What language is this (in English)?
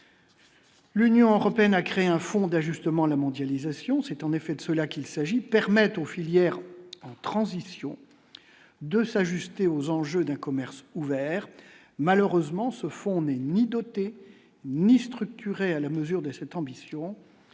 French